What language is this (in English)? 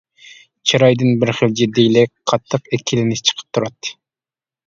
Uyghur